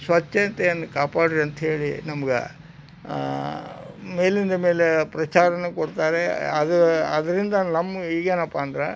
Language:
Kannada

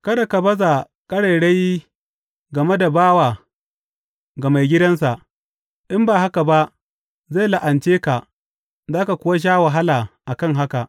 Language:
Hausa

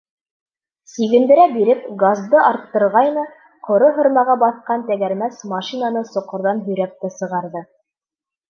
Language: Bashkir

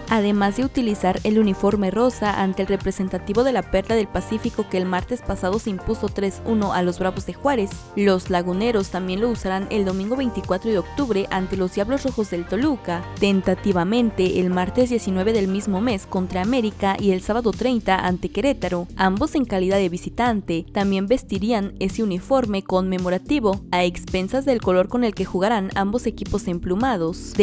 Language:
Spanish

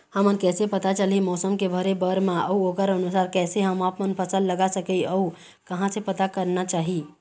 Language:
Chhattisgarhi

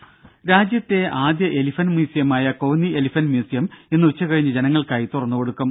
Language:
Malayalam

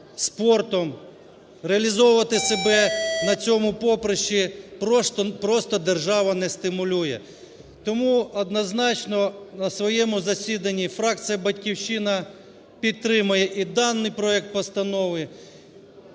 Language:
Ukrainian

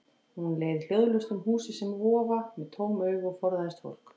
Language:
Icelandic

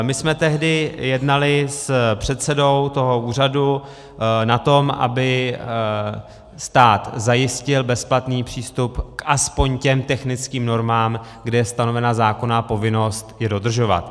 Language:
Czech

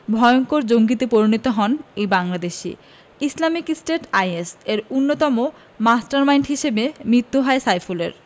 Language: Bangla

